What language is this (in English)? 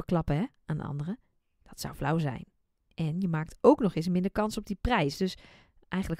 Dutch